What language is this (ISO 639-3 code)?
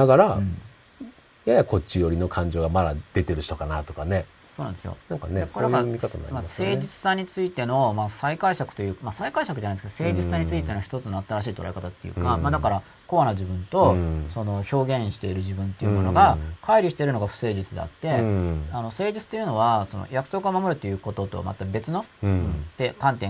jpn